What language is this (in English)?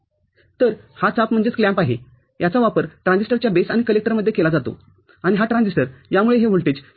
Marathi